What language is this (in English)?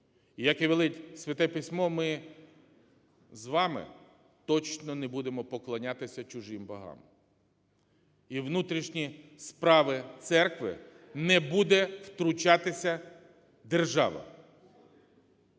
Ukrainian